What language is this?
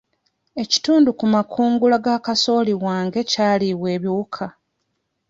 Ganda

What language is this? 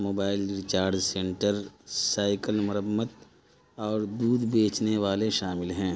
Urdu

